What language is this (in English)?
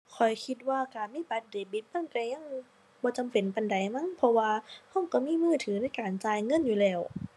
Thai